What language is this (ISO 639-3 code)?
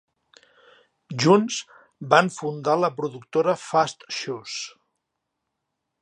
cat